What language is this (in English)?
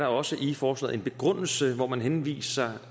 Danish